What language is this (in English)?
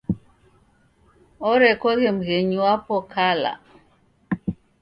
Taita